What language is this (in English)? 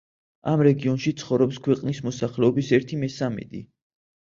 Georgian